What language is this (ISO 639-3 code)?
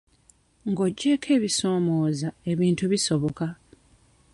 lug